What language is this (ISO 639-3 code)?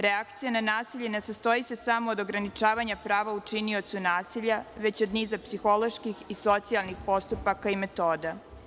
srp